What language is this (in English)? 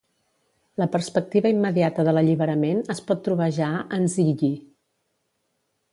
Catalan